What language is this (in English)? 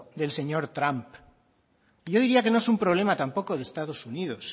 Spanish